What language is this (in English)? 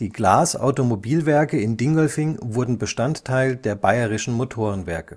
German